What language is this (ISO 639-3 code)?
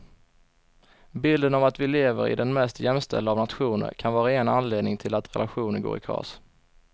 swe